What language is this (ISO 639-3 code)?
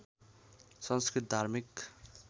nep